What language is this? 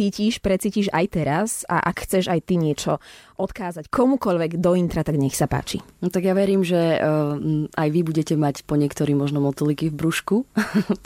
Slovak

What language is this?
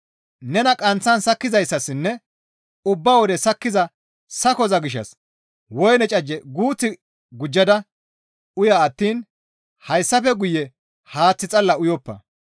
Gamo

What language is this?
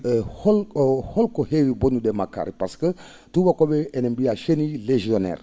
Fula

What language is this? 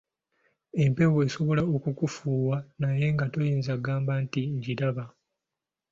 Ganda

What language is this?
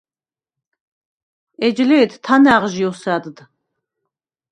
Svan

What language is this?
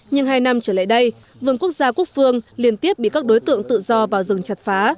Vietnamese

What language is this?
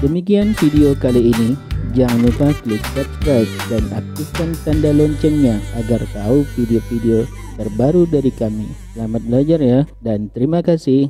Indonesian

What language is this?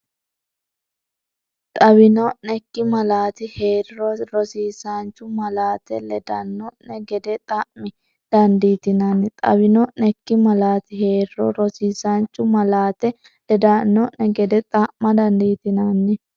Sidamo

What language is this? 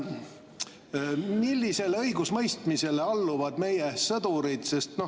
Estonian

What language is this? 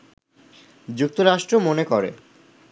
Bangla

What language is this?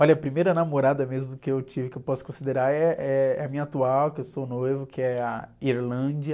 Portuguese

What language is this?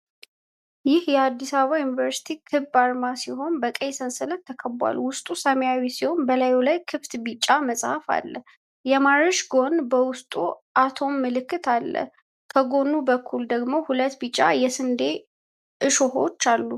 Amharic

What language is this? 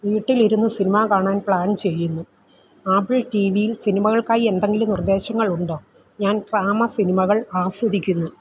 Malayalam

